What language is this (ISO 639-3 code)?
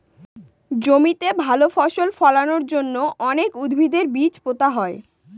ben